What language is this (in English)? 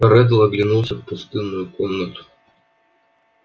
Russian